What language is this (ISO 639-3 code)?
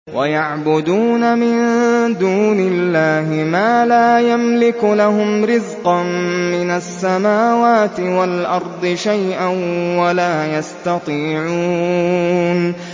ara